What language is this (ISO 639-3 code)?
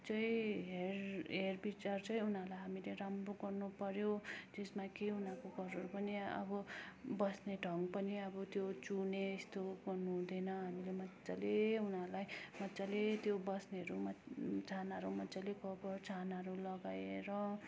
nep